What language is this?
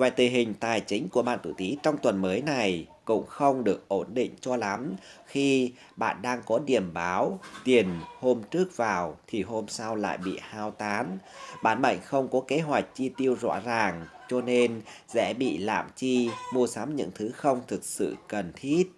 Vietnamese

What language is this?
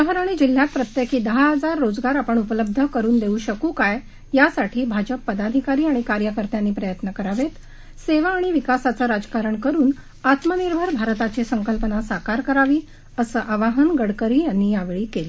Marathi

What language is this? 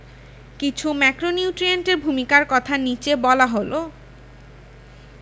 Bangla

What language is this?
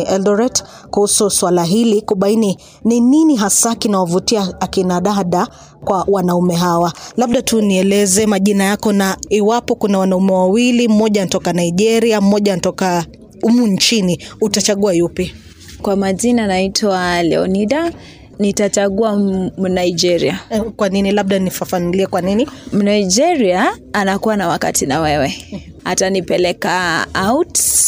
Swahili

